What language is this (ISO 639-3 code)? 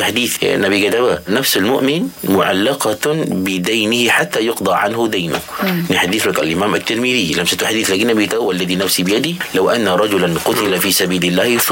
msa